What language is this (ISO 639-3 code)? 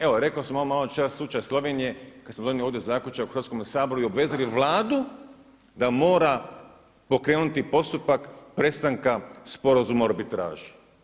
hrv